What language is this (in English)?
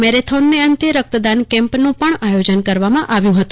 Gujarati